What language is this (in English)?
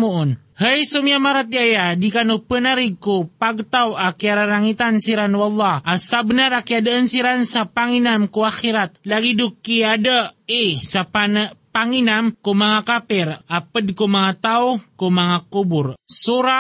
Filipino